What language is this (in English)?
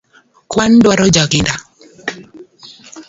Luo (Kenya and Tanzania)